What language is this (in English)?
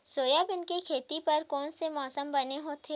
Chhattisgarhi